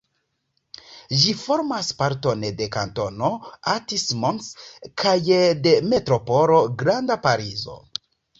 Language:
Esperanto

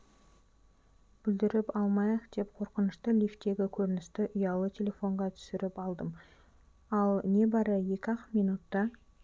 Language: Kazakh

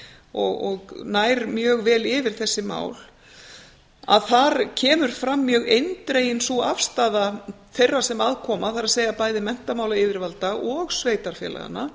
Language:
Icelandic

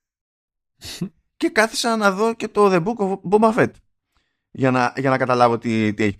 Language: Greek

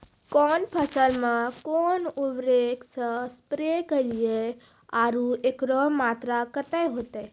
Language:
Maithili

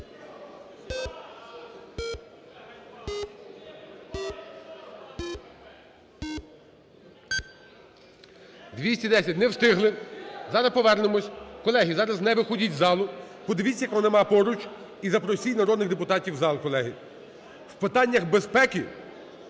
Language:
Ukrainian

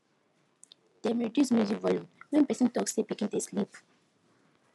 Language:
Nigerian Pidgin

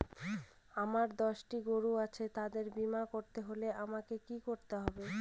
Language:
Bangla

